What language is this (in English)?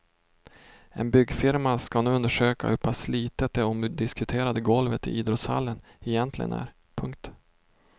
Swedish